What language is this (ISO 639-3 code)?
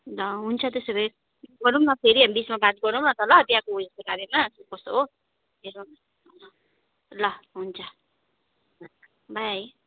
nep